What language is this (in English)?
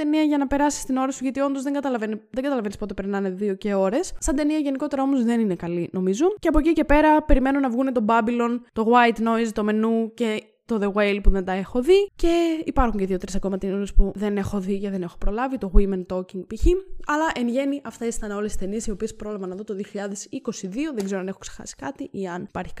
Greek